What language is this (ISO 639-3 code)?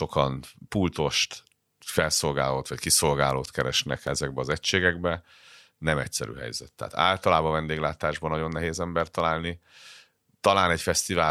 hun